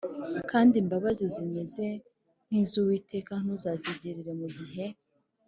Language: Kinyarwanda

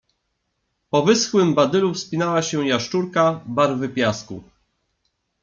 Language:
Polish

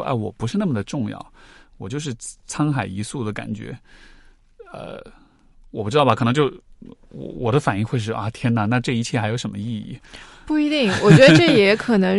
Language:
Chinese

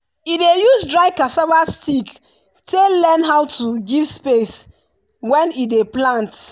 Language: Nigerian Pidgin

